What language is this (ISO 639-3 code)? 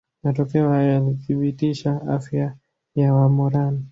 swa